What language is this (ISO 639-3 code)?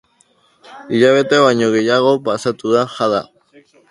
eus